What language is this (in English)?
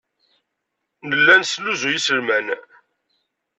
Kabyle